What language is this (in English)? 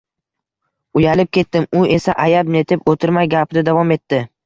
Uzbek